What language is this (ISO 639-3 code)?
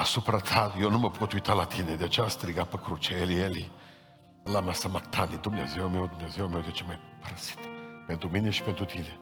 ron